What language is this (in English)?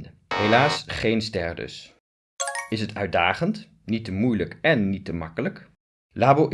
Dutch